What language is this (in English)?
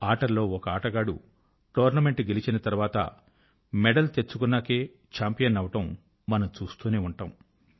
Telugu